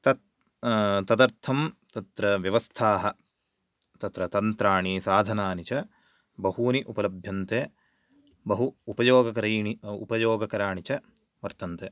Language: Sanskrit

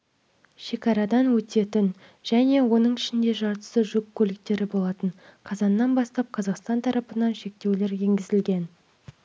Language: Kazakh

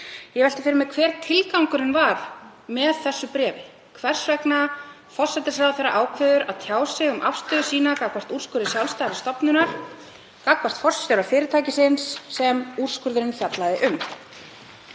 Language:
Icelandic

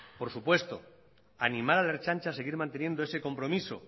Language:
Spanish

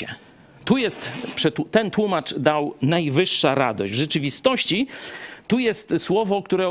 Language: Polish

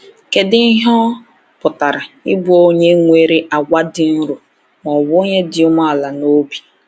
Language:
Igbo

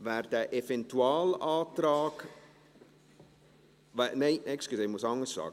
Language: Swiss German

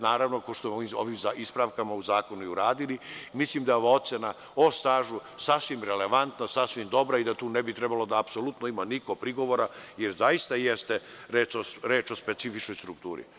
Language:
Serbian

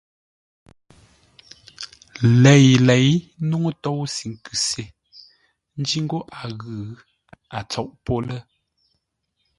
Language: Ngombale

